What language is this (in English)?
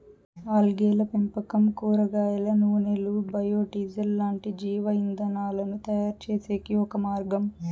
Telugu